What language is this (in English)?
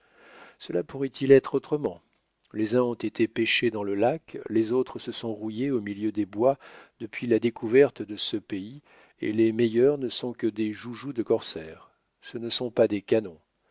French